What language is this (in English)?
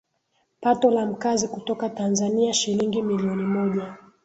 Swahili